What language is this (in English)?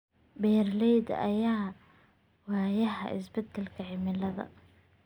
Somali